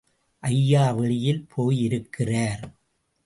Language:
Tamil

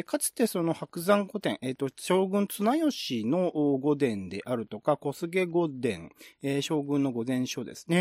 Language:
Japanese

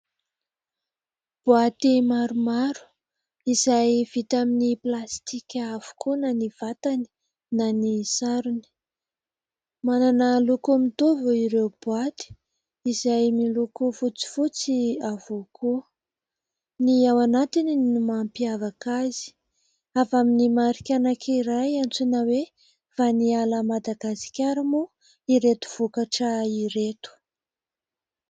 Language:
Malagasy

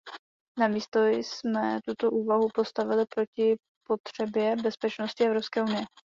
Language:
Czech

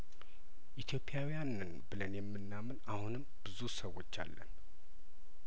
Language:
Amharic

